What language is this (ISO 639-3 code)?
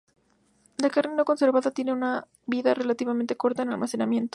spa